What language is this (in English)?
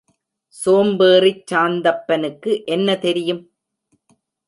Tamil